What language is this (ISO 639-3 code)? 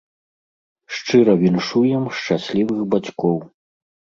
bel